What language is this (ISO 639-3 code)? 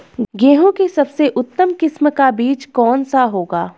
hin